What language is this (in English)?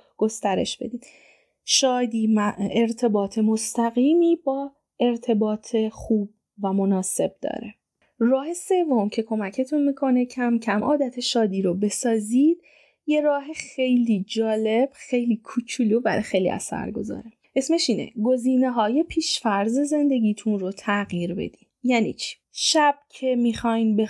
Persian